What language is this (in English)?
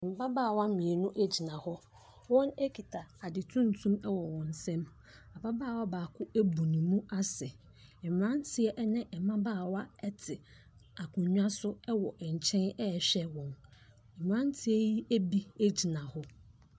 Akan